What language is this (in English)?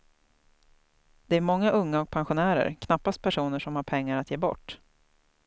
Swedish